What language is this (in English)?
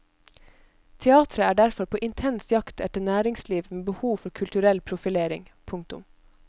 Norwegian